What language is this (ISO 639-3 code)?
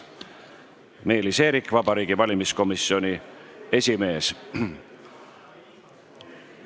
est